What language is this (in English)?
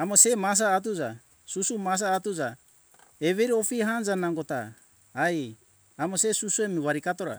Hunjara-Kaina Ke